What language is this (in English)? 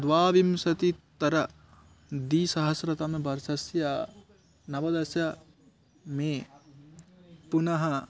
Sanskrit